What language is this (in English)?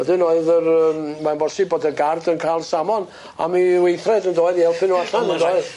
Welsh